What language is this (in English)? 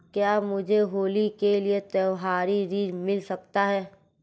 Hindi